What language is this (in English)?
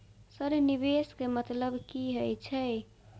Maithili